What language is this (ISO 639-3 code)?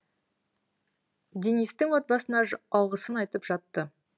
kaz